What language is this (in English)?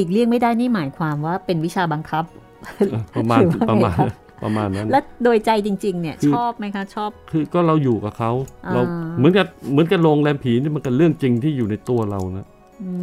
Thai